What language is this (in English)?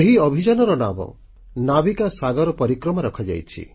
Odia